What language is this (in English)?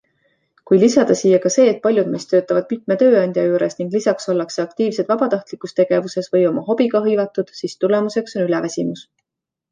Estonian